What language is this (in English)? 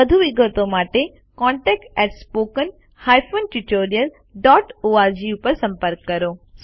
Gujarati